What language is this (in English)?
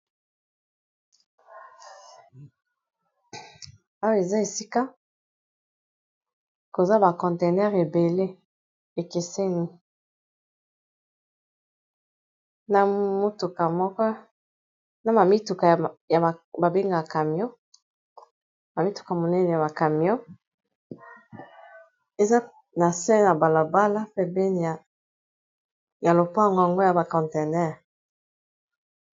Lingala